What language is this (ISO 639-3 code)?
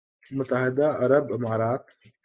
urd